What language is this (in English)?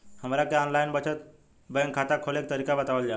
Bhojpuri